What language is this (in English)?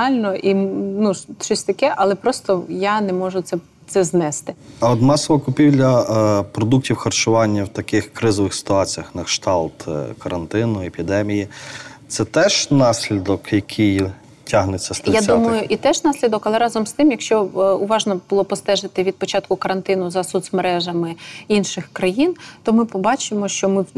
Ukrainian